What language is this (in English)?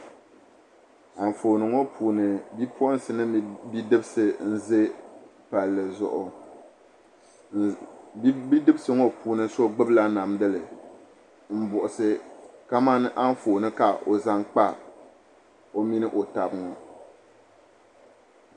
Dagbani